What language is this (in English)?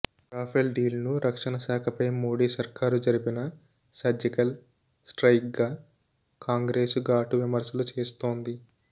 Telugu